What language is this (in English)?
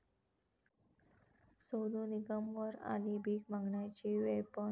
Marathi